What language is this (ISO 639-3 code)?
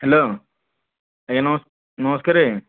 ori